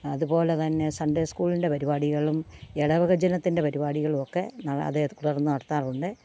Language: Malayalam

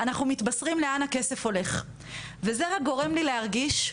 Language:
Hebrew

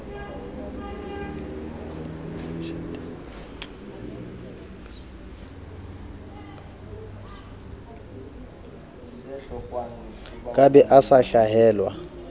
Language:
Southern Sotho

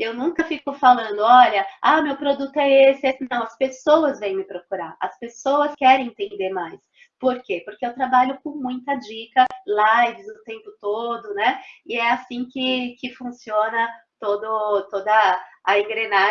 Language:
Portuguese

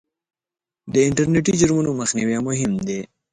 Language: Pashto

